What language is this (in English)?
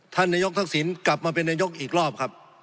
Thai